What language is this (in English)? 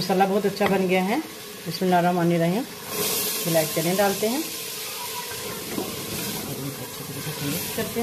Hindi